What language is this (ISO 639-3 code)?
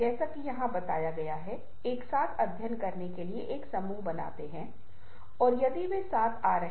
hin